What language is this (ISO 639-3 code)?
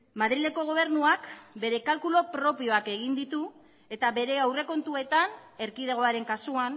eus